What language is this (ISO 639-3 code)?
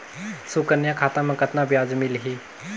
hne